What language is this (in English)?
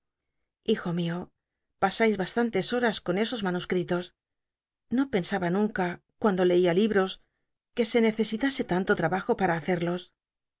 Spanish